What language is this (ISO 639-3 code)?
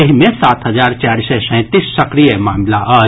mai